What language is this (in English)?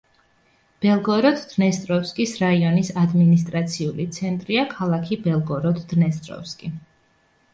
Georgian